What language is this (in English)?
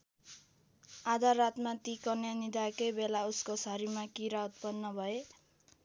Nepali